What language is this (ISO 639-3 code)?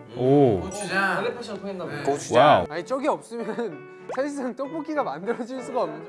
kor